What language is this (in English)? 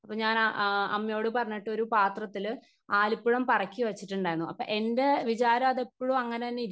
Malayalam